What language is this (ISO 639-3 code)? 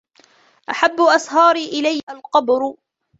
ara